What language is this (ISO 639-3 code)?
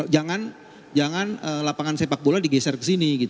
ind